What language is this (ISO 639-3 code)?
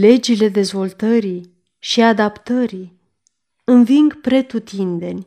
ron